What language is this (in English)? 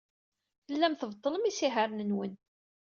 Kabyle